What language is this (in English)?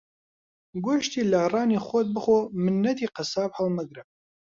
Central Kurdish